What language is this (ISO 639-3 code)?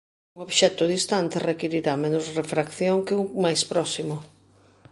glg